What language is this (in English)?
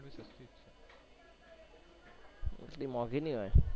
Gujarati